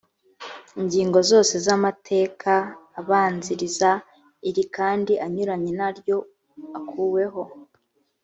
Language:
Kinyarwanda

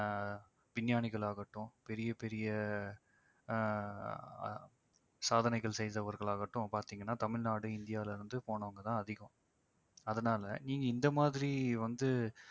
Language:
Tamil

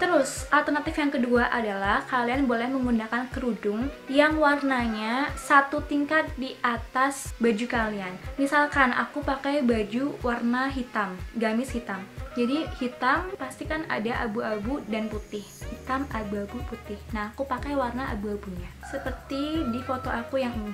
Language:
Indonesian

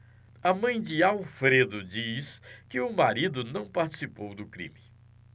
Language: Portuguese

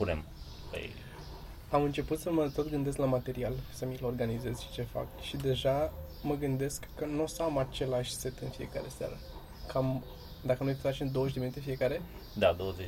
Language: Romanian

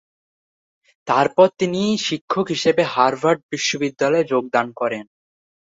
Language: Bangla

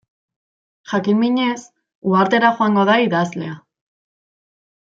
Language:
Basque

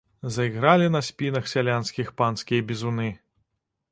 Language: Belarusian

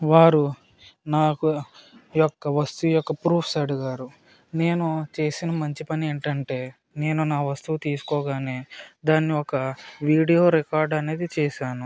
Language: Telugu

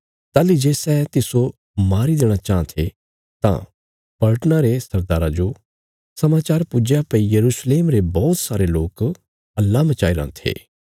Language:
Bilaspuri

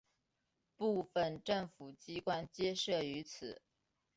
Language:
Chinese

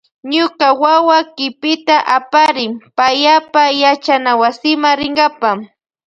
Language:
Loja Highland Quichua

